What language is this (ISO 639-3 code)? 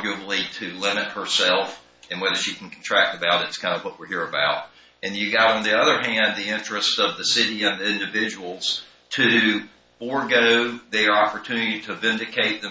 eng